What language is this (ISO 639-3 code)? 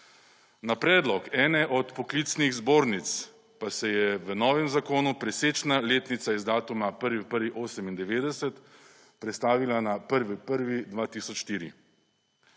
slv